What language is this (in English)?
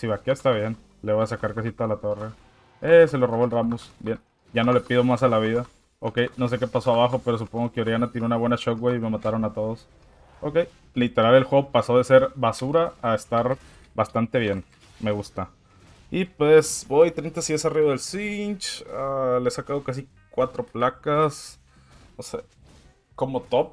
Spanish